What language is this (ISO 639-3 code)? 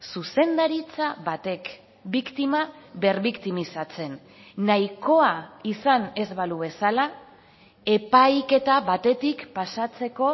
eus